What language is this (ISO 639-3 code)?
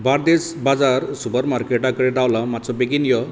kok